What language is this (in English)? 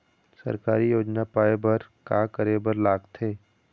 Chhattisgarhi